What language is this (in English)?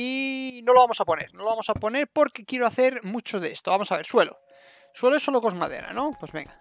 Spanish